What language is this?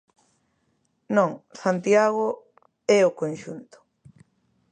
Galician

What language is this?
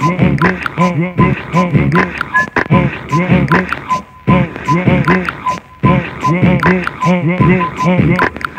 Japanese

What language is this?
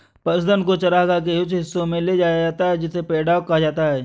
Hindi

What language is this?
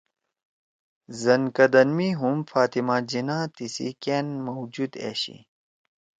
Torwali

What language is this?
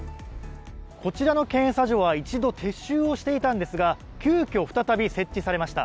Japanese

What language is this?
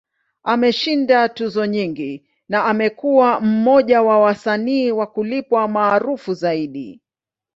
Swahili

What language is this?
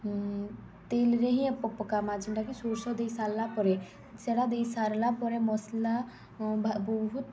Odia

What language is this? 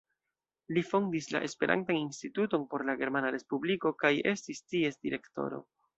Esperanto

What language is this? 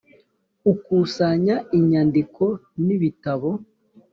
Kinyarwanda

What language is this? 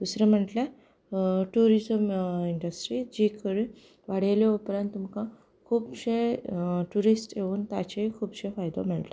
Konkani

